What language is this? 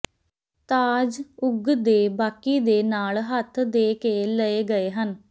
Punjabi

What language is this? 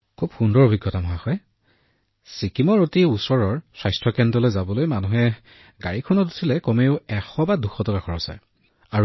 Assamese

